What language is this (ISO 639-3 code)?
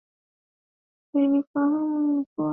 swa